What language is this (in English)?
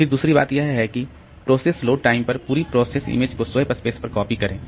Hindi